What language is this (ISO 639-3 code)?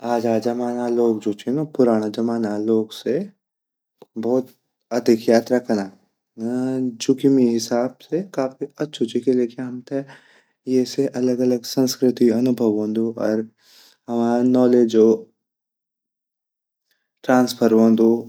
gbm